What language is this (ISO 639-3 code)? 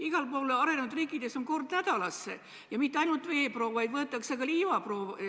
est